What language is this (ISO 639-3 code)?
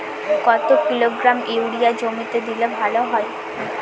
ben